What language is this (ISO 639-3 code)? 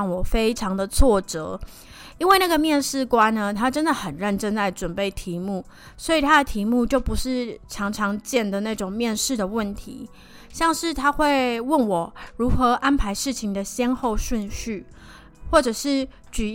zho